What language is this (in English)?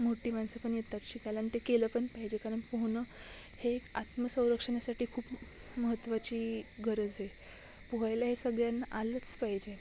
Marathi